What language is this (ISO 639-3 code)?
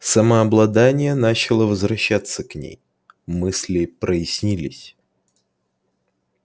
rus